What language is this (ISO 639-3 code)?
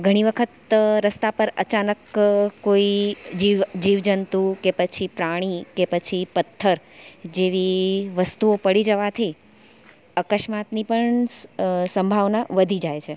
guj